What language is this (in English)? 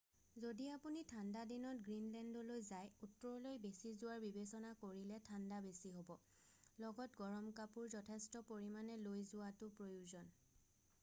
Assamese